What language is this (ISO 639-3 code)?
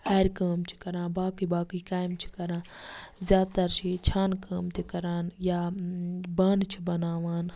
kas